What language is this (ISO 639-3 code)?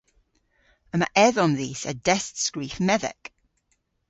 cor